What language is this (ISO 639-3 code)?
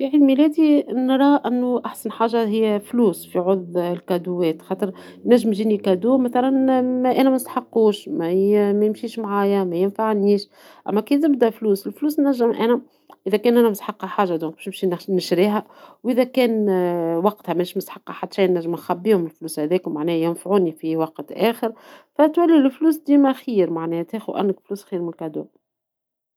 aeb